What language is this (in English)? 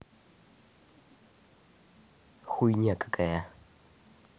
Russian